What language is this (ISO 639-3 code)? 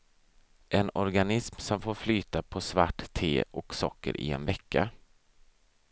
swe